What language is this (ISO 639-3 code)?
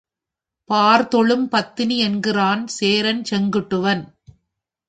tam